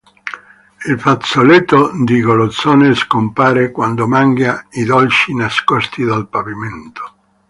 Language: Italian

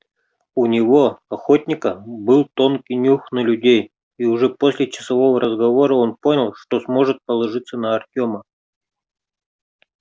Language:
Russian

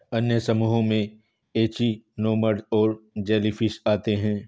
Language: Hindi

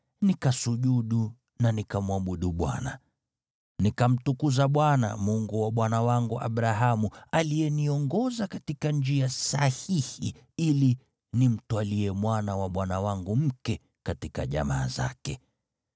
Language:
Swahili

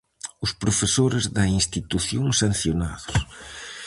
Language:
Galician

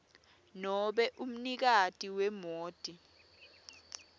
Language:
Swati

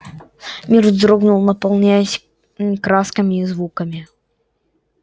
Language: Russian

